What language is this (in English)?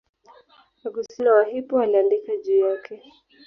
Swahili